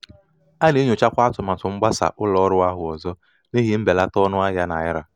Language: Igbo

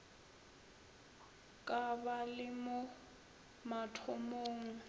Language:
Northern Sotho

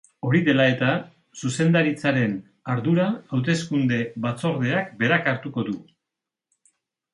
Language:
Basque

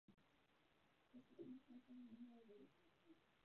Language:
Chinese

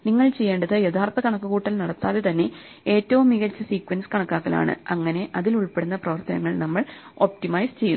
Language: Malayalam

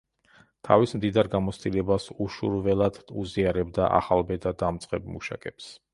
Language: Georgian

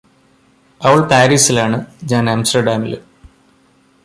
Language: Malayalam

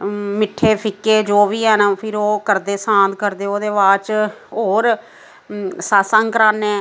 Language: Dogri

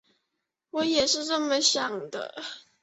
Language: Chinese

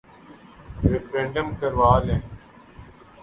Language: Urdu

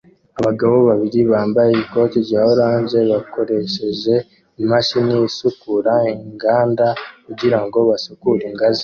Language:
Kinyarwanda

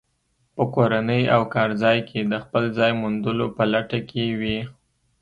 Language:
Pashto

